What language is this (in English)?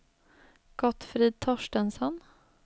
Swedish